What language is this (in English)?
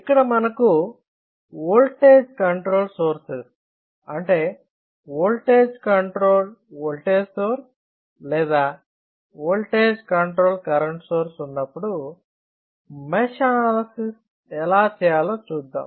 Telugu